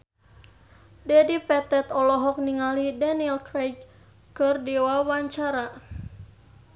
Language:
Sundanese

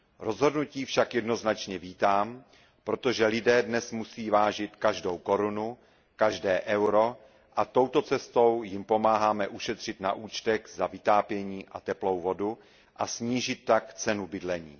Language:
Czech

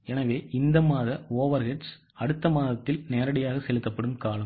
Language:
Tamil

